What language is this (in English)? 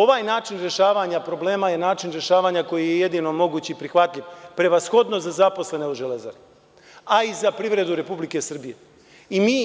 Serbian